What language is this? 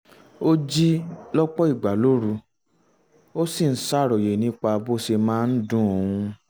Yoruba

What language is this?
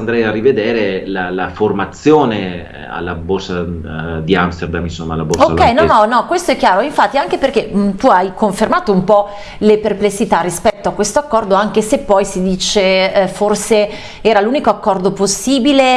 Italian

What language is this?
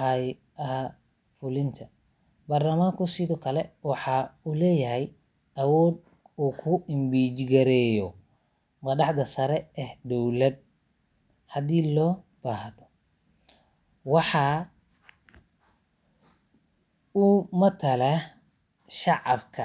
Somali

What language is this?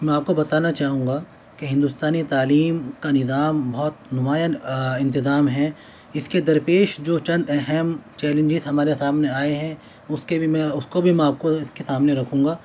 Urdu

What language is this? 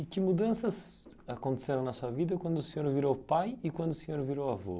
Portuguese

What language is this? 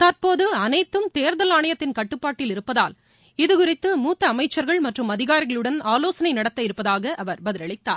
Tamil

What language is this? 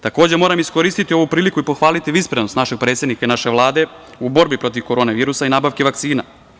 Serbian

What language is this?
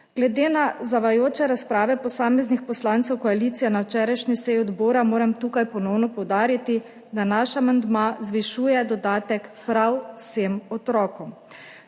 Slovenian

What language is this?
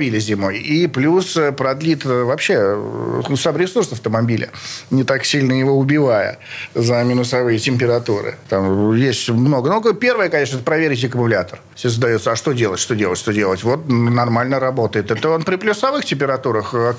Russian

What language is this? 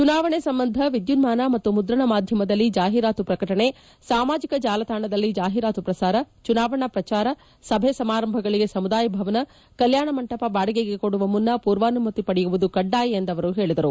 Kannada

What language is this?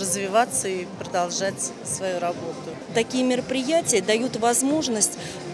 Russian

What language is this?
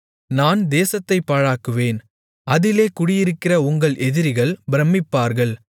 Tamil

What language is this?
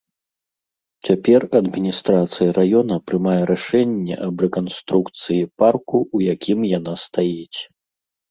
Belarusian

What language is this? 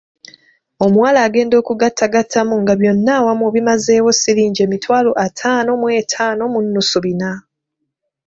Ganda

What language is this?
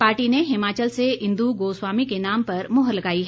Hindi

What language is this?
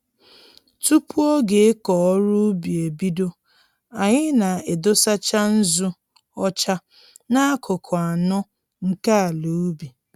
Igbo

